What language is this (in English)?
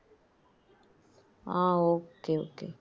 Tamil